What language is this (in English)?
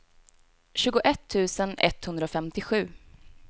Swedish